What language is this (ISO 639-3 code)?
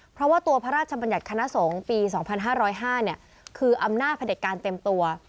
tha